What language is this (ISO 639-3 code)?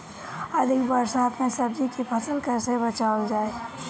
bho